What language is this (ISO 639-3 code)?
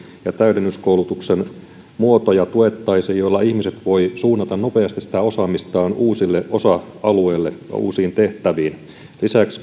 fin